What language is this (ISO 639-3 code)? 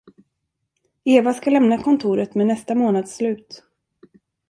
swe